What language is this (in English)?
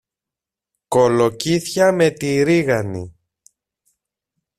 Greek